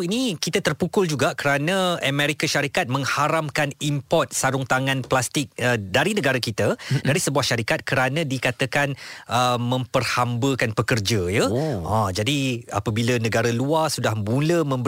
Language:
Malay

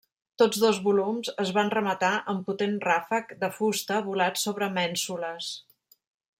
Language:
Catalan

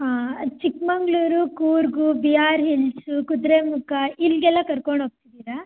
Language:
Kannada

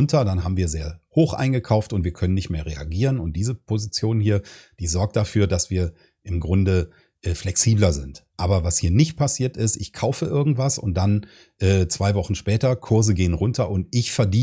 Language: German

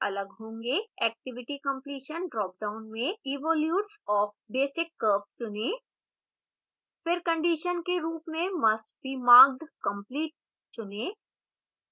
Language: Hindi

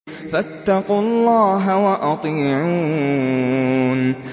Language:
Arabic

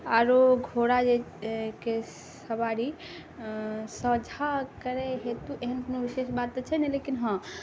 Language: Maithili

